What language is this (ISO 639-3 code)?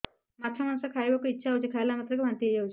ori